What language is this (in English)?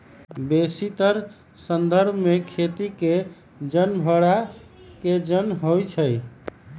Magahi